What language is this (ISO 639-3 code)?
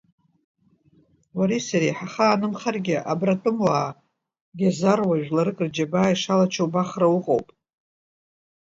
abk